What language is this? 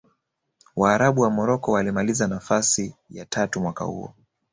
Swahili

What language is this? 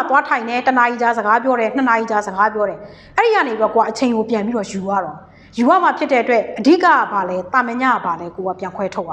Thai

